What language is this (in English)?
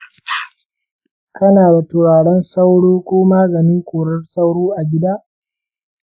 Hausa